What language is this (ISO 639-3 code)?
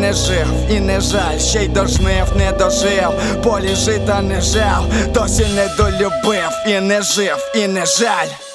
ukr